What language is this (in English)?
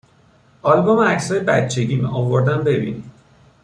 Persian